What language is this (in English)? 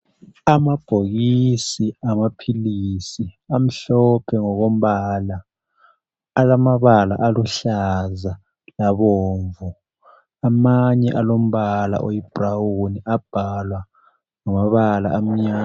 North Ndebele